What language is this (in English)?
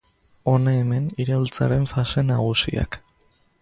Basque